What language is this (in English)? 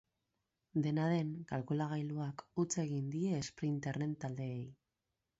Basque